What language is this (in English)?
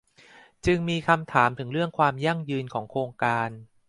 Thai